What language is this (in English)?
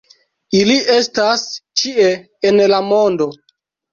Esperanto